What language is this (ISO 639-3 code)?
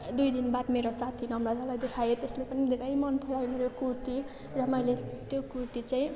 nep